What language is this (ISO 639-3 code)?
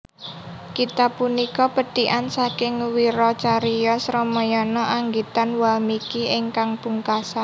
jav